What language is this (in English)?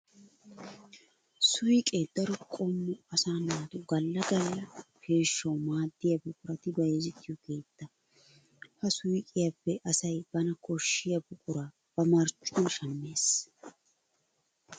Wolaytta